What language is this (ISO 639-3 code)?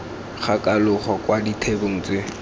tsn